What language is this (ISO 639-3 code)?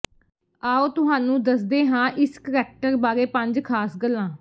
pan